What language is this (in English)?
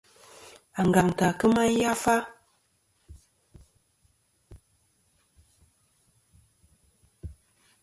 Kom